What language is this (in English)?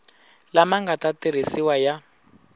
Tsonga